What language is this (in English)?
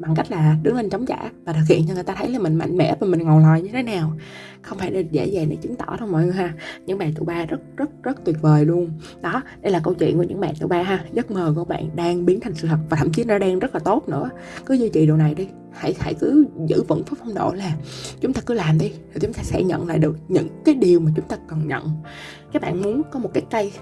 Vietnamese